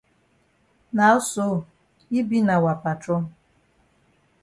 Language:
Cameroon Pidgin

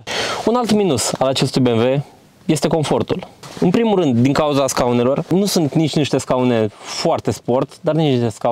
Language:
Romanian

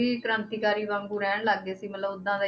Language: Punjabi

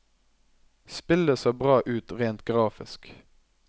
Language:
Norwegian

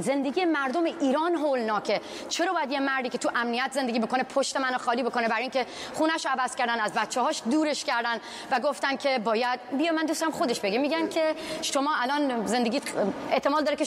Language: Persian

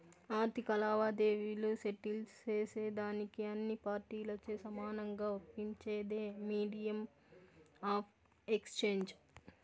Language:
Telugu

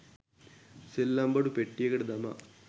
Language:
Sinhala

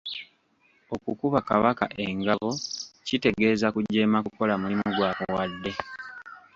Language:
Ganda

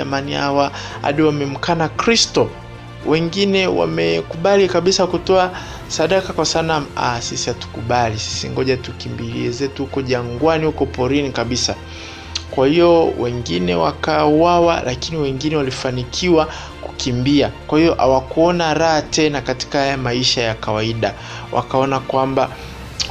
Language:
Swahili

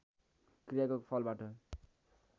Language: Nepali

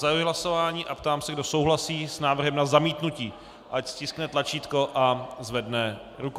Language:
Czech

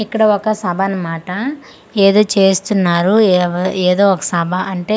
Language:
Telugu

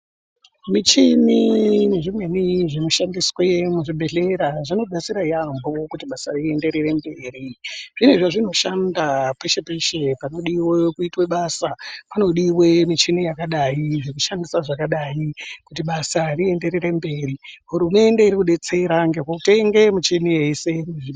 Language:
Ndau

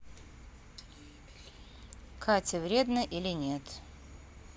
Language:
Russian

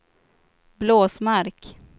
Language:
Swedish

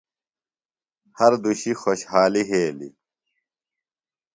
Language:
Phalura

